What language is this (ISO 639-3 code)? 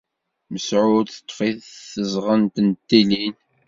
kab